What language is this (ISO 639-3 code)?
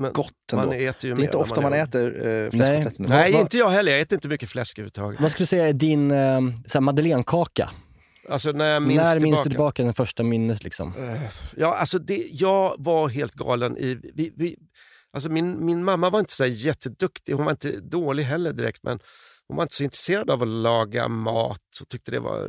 swe